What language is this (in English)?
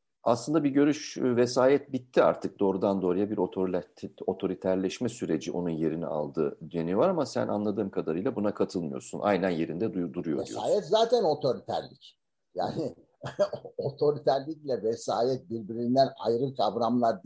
Turkish